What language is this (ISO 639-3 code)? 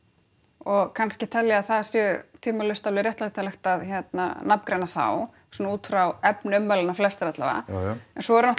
isl